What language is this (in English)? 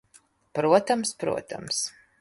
Latvian